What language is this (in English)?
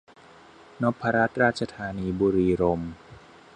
Thai